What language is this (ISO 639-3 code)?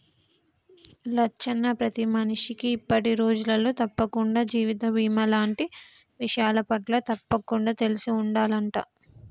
tel